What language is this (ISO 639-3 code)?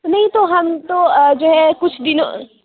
urd